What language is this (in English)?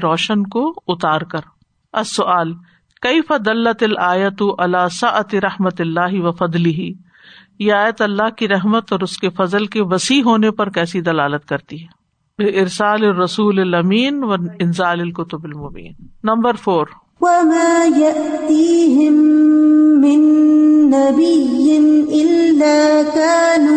Urdu